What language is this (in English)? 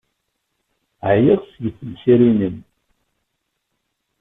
Kabyle